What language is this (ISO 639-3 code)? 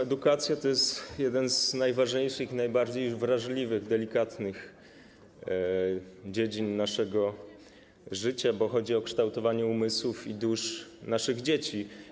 pol